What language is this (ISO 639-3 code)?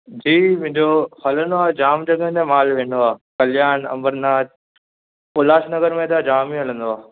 snd